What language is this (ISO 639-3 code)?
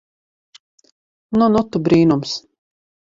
lav